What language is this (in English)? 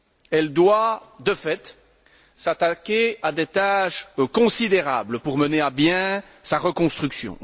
French